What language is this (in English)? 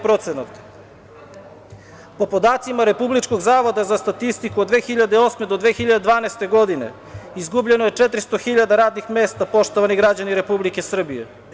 Serbian